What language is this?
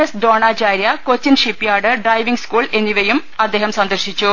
Malayalam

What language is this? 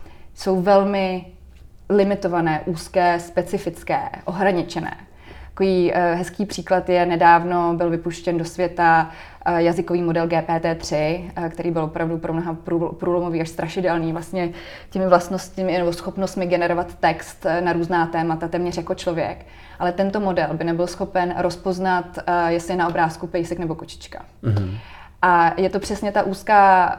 Czech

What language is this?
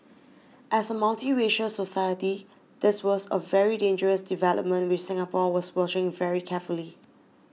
English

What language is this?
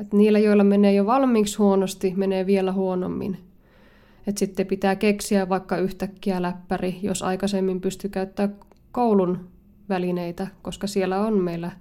Finnish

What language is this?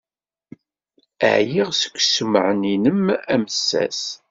Kabyle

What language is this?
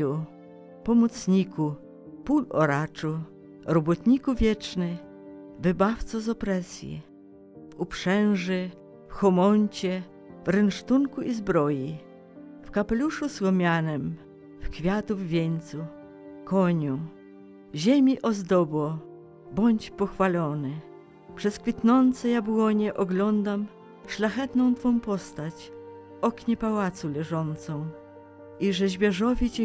Polish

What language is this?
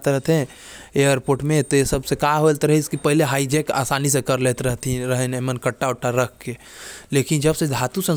Korwa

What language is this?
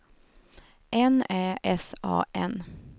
Swedish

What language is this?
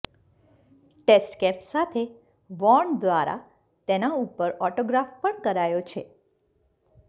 Gujarati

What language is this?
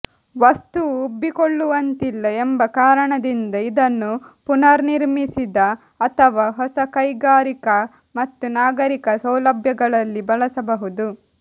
Kannada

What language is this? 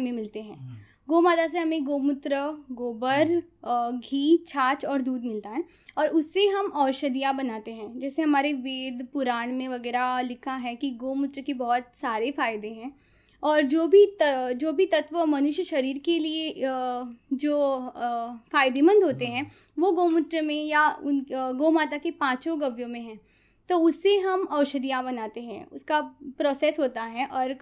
Hindi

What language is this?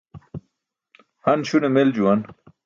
Burushaski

